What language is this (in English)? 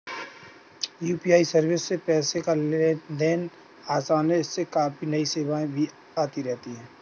Hindi